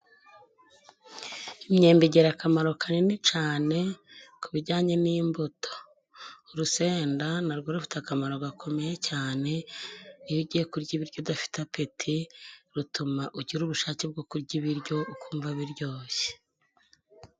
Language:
Kinyarwanda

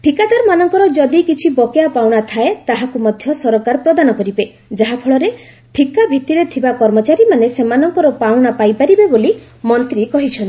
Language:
Odia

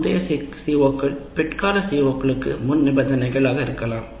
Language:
Tamil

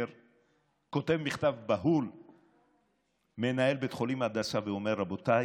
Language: Hebrew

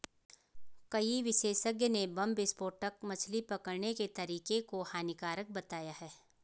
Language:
Hindi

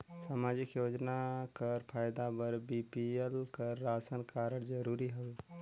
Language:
Chhattisgarhi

